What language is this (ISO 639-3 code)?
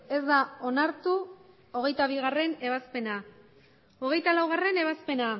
eus